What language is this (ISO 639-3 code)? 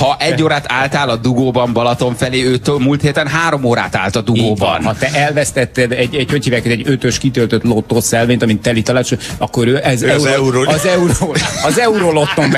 hun